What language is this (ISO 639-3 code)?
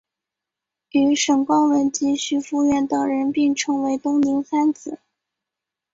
zho